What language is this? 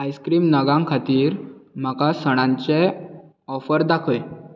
Konkani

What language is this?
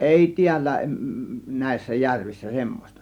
Finnish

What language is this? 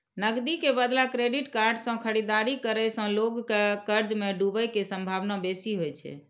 Maithili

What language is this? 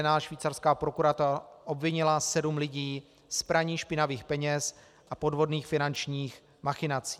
Czech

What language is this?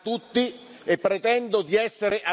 Italian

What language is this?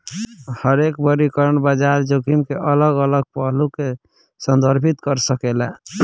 Bhojpuri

